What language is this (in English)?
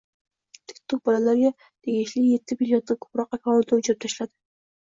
Uzbek